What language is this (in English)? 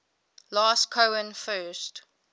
English